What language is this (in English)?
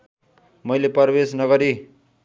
Nepali